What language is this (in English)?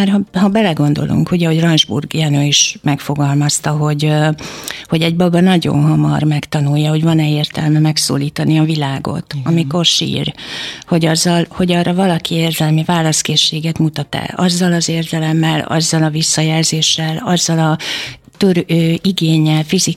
Hungarian